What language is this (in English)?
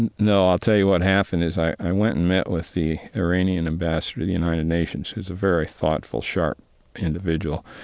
English